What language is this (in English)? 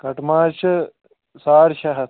Kashmiri